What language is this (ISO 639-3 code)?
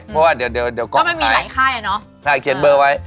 tha